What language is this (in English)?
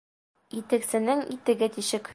Bashkir